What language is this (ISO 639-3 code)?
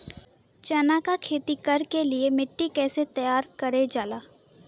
bho